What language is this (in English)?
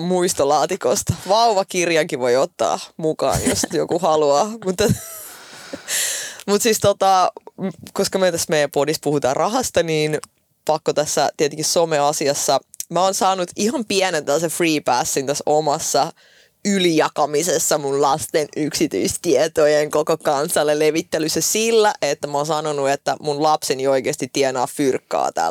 Finnish